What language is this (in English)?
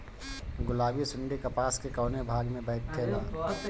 Bhojpuri